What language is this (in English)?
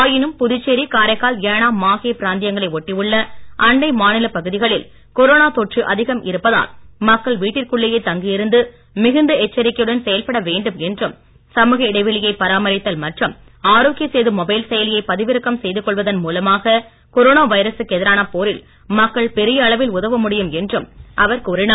Tamil